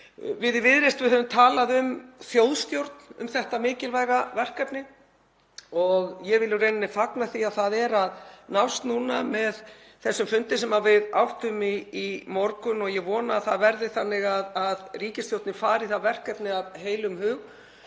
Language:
Icelandic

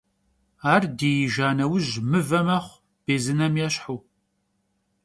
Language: Kabardian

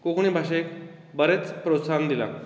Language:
Konkani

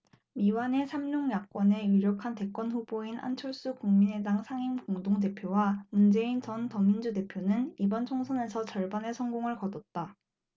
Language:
Korean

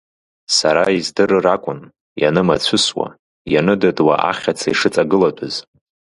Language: Abkhazian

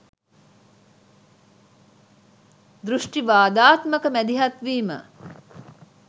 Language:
Sinhala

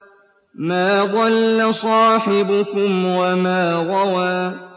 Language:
Arabic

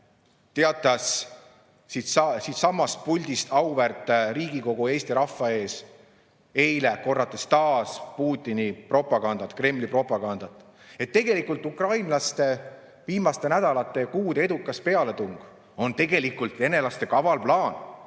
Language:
Estonian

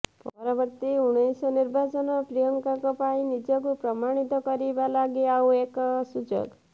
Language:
Odia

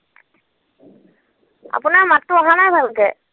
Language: Assamese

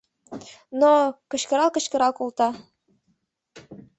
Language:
Mari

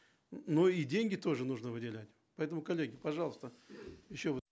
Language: Kazakh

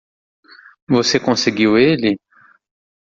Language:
Portuguese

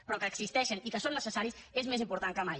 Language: Catalan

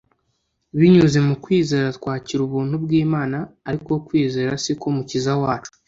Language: Kinyarwanda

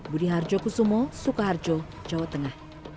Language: Indonesian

